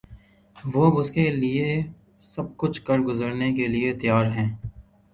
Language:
Urdu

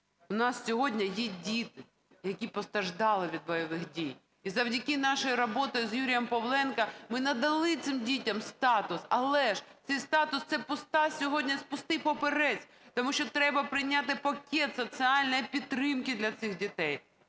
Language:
Ukrainian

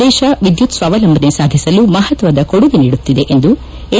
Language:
Kannada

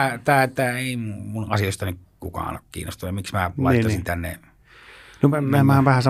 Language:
Finnish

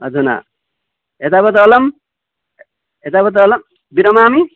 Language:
Sanskrit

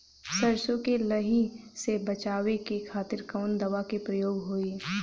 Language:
Bhojpuri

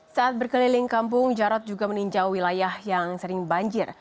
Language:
Indonesian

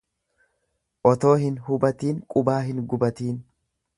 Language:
Oromo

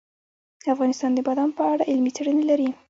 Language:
Pashto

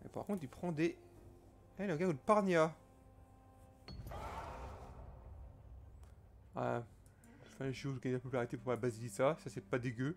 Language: French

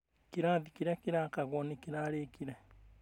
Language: Kikuyu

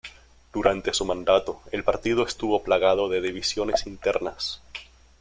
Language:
Spanish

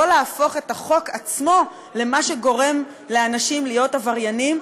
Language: Hebrew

